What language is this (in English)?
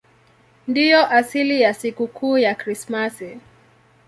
Swahili